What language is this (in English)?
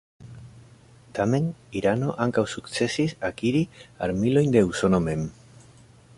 Esperanto